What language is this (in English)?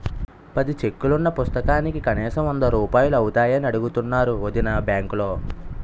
Telugu